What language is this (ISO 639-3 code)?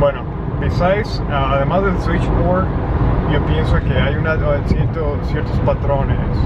spa